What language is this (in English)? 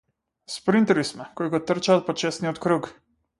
Macedonian